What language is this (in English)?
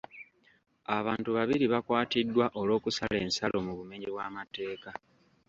Ganda